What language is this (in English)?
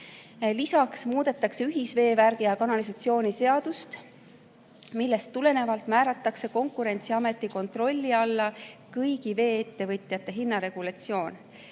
Estonian